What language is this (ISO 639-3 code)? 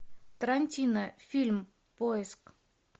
rus